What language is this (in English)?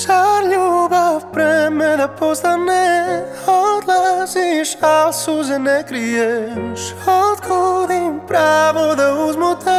Croatian